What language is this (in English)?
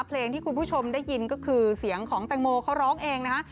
Thai